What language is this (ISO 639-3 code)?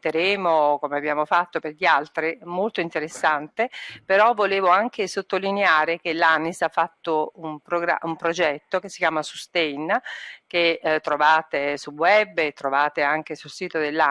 ita